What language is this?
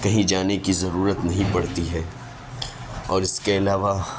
Urdu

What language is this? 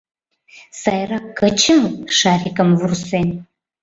Mari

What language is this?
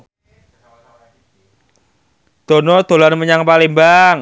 Javanese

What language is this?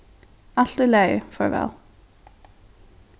Faroese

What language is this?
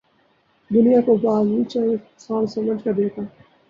Urdu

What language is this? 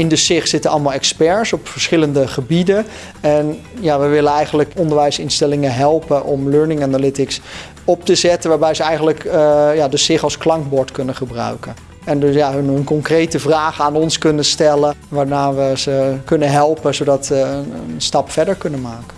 Dutch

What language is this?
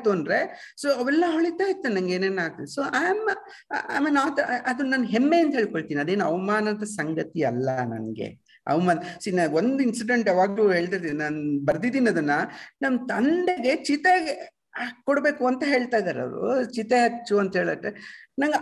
Kannada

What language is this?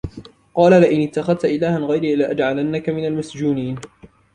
Arabic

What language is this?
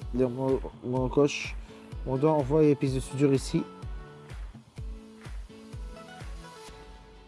French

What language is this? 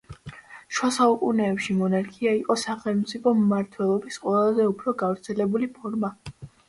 Georgian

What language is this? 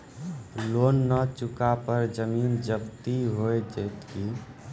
Maithili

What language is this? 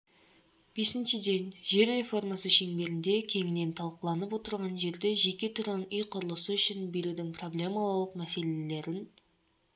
Kazakh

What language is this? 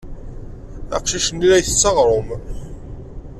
Kabyle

